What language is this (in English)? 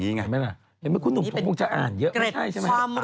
Thai